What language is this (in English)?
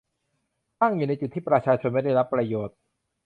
Thai